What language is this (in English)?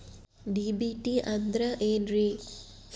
Kannada